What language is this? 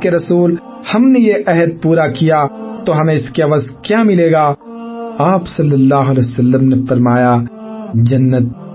Urdu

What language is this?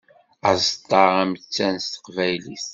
Kabyle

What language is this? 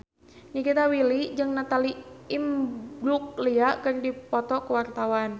Sundanese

